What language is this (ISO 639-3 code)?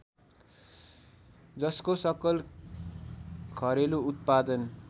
nep